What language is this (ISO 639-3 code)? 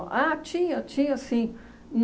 por